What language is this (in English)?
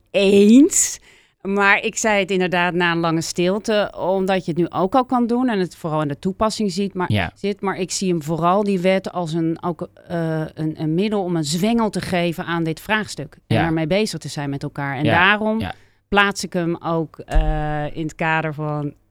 Dutch